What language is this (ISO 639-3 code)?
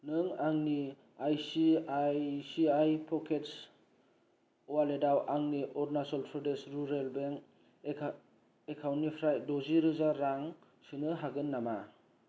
brx